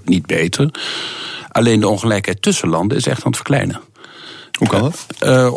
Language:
Dutch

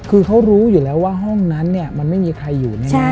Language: Thai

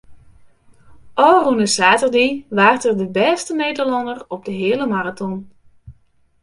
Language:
Western Frisian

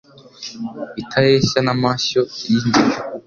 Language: Kinyarwanda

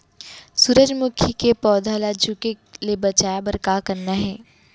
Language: Chhattisgarhi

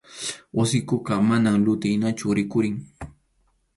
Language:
Arequipa-La Unión Quechua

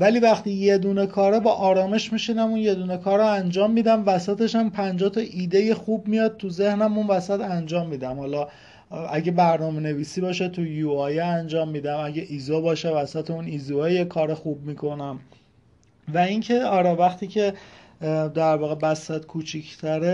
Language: Persian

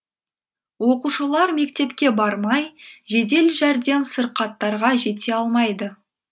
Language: Kazakh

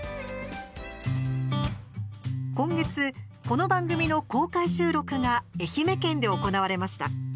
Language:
Japanese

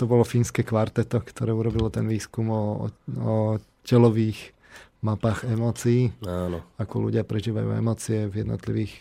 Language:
Slovak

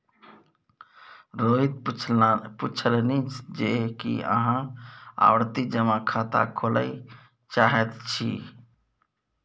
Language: Maithili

